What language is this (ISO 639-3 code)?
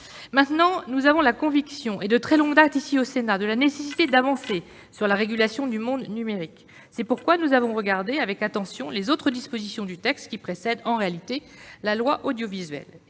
fra